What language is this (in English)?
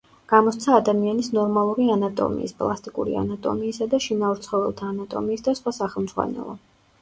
Georgian